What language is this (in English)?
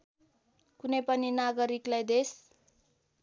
Nepali